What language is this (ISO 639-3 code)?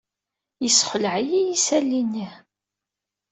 kab